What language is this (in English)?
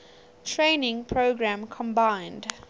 English